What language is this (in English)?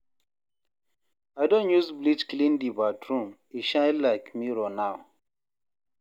Nigerian Pidgin